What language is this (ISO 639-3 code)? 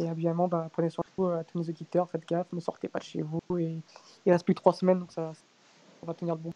fra